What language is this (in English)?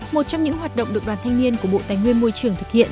Vietnamese